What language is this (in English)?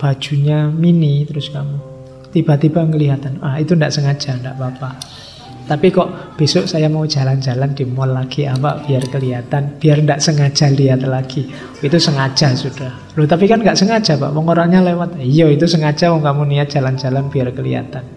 Indonesian